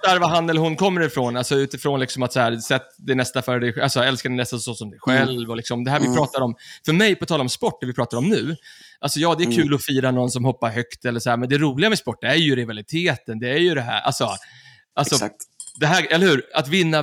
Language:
Swedish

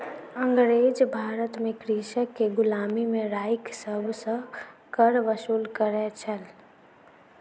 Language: Maithili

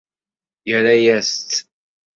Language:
Kabyle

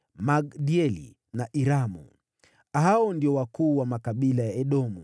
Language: Swahili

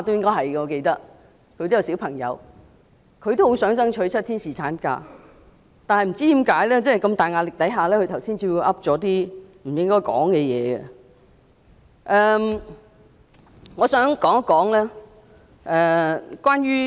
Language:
Cantonese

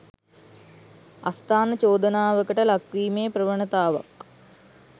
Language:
Sinhala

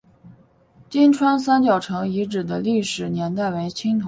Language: Chinese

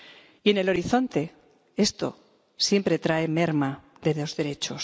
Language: Spanish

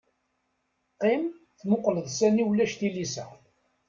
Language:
Kabyle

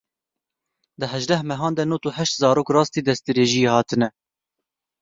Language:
Kurdish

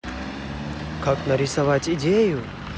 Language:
Russian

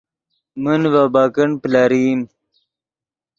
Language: Yidgha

